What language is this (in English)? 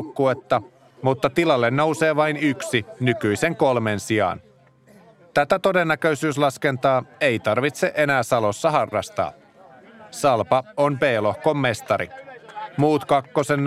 Finnish